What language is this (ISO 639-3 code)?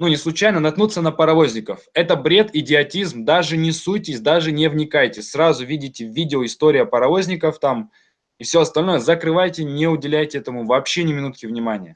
rus